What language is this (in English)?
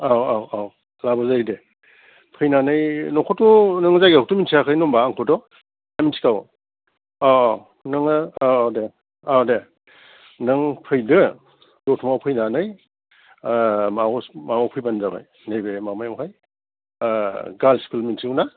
Bodo